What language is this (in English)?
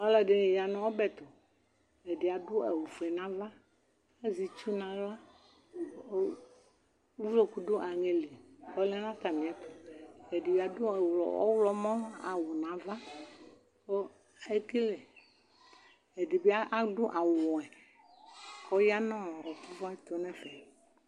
Ikposo